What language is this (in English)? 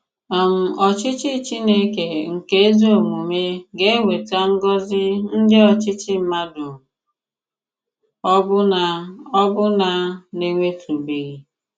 Igbo